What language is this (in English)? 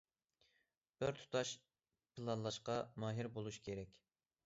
Uyghur